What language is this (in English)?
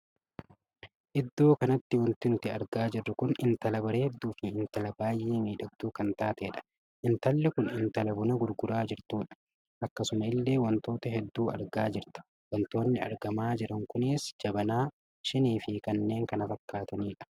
Oromo